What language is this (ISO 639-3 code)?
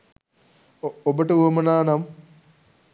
sin